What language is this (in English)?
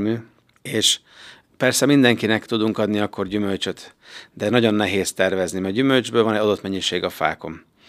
Hungarian